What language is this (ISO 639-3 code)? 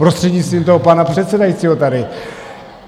ces